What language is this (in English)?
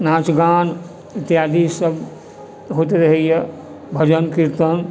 Maithili